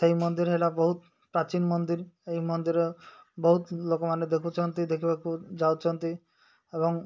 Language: Odia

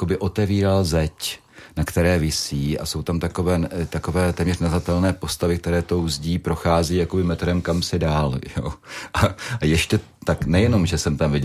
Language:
Czech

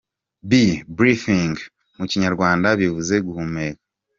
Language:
Kinyarwanda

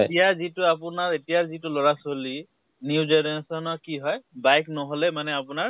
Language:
Assamese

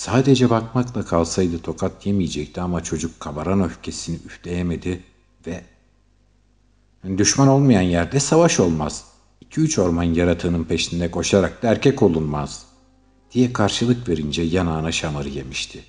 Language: Turkish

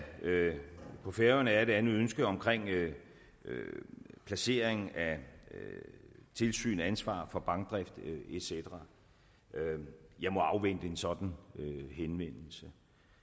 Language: Danish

